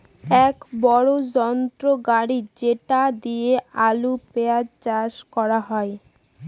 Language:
Bangla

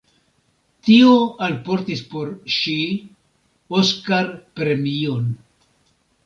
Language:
Esperanto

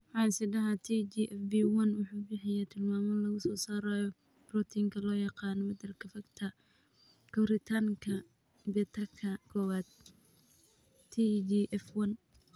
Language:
Somali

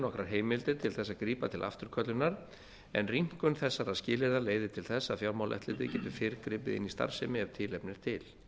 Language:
Icelandic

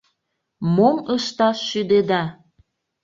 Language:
Mari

